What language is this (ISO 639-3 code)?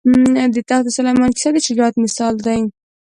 pus